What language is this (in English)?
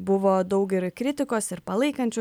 Lithuanian